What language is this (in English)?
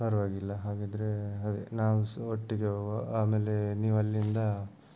Kannada